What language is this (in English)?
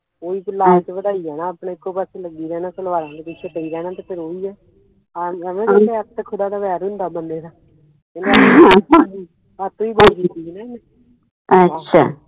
Punjabi